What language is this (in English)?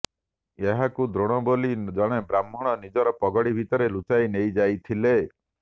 Odia